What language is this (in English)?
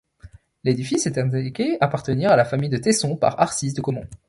French